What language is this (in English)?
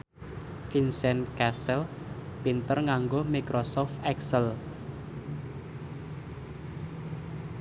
Javanese